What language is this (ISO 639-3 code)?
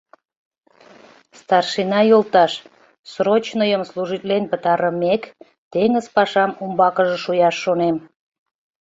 chm